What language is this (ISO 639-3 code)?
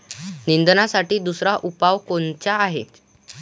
mar